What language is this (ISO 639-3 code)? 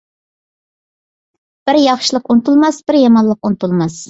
uig